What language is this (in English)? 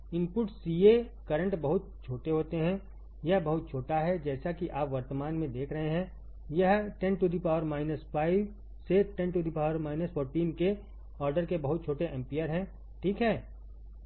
Hindi